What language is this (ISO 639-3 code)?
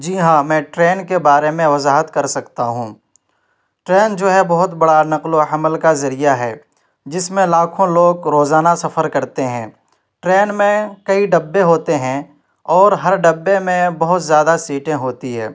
urd